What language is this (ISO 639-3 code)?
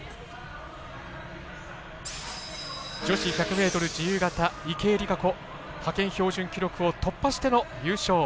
jpn